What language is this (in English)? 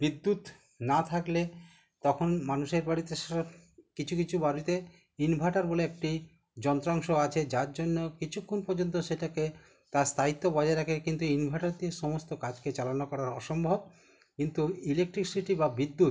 Bangla